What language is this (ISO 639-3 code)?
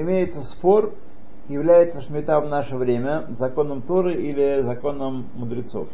rus